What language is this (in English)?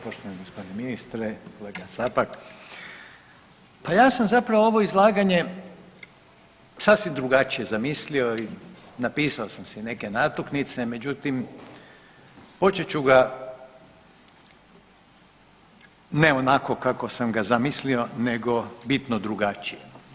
Croatian